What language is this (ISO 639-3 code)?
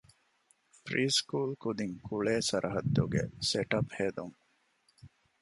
div